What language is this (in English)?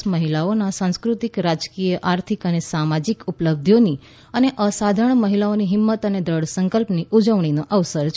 Gujarati